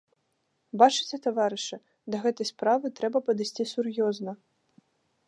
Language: Belarusian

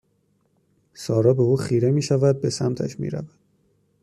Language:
Persian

